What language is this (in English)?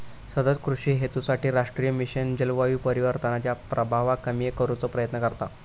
Marathi